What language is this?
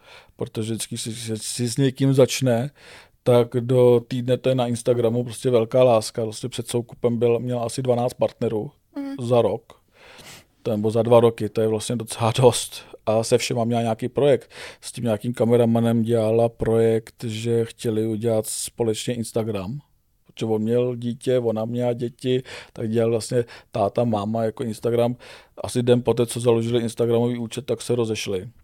Czech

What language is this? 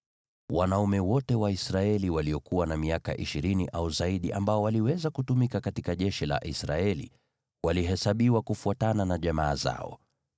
Swahili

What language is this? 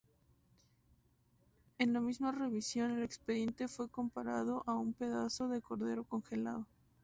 Spanish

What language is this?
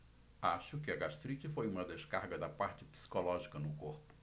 Portuguese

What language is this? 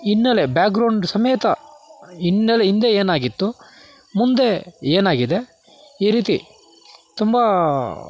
Kannada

